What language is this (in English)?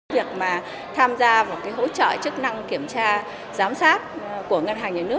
Vietnamese